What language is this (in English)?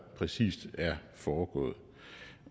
Danish